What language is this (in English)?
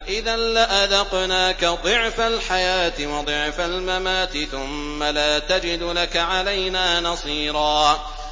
Arabic